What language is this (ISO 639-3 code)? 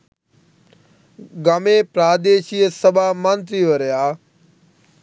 sin